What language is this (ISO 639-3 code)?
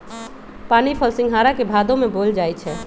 mag